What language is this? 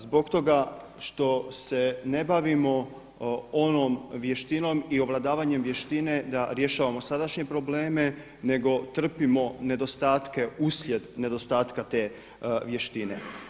Croatian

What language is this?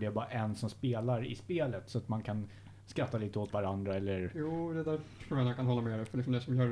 Swedish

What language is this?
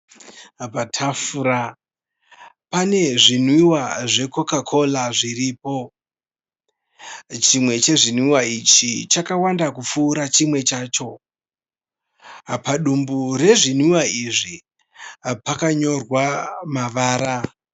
Shona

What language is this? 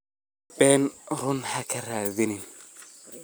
Somali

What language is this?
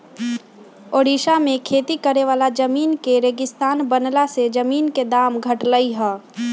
Magahi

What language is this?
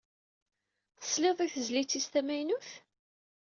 Kabyle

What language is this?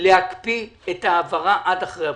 Hebrew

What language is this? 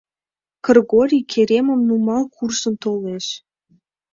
Mari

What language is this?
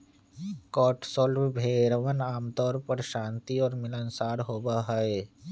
Magahi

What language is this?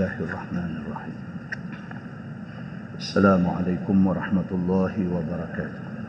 Malay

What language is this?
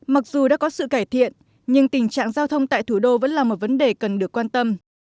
Vietnamese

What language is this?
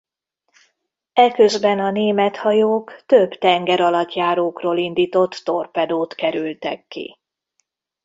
Hungarian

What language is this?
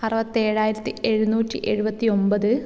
Malayalam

